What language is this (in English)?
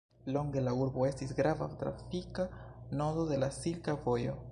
Esperanto